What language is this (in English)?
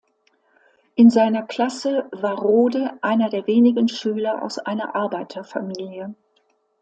German